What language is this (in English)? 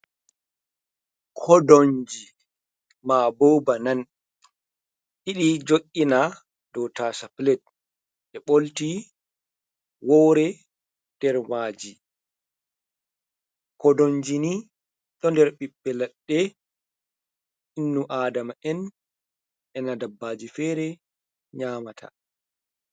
Fula